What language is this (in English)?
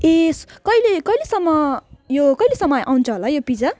Nepali